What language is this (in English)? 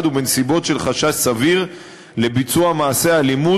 Hebrew